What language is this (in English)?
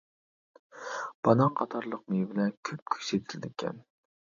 Uyghur